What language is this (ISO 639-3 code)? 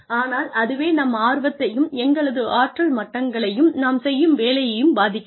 tam